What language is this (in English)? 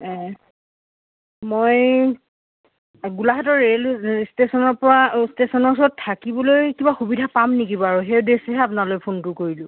Assamese